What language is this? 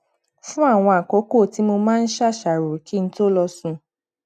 Yoruba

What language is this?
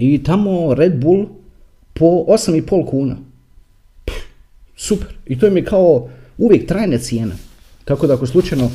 Croatian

